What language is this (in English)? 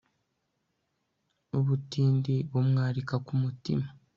Kinyarwanda